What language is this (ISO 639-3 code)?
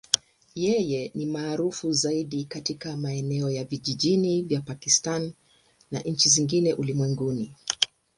swa